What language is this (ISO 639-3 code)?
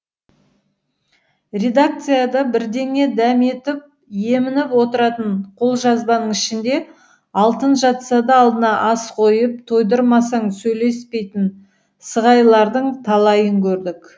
kaz